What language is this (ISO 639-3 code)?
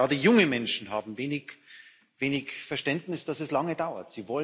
deu